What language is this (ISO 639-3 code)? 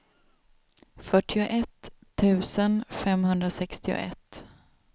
swe